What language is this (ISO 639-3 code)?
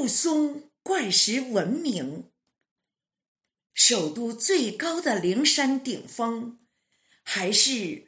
zho